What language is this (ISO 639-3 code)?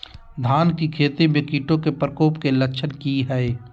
mag